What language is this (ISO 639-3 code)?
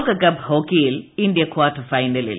mal